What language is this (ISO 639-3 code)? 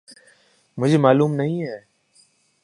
urd